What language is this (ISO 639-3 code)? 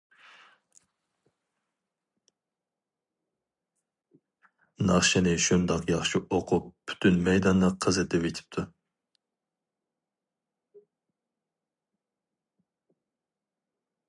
uig